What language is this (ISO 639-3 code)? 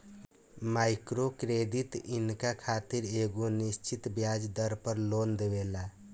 bho